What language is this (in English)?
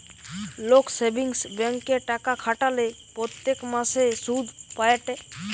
Bangla